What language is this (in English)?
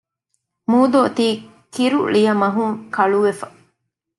Divehi